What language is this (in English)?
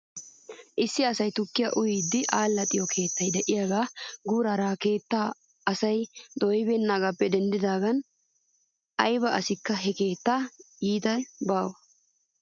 Wolaytta